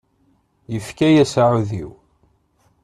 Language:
Kabyle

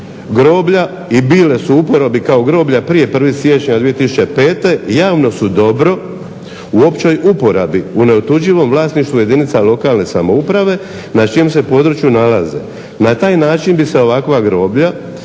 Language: Croatian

